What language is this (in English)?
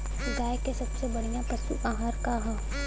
Bhojpuri